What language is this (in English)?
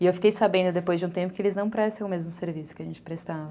Portuguese